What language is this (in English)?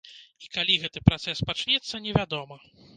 Belarusian